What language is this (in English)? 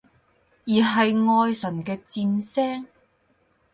Cantonese